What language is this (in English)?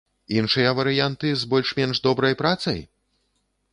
Belarusian